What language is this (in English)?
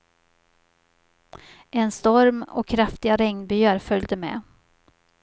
Swedish